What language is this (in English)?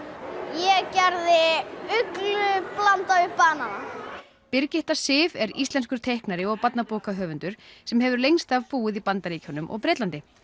Icelandic